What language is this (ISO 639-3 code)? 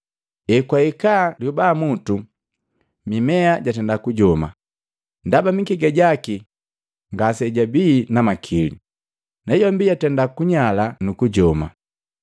mgv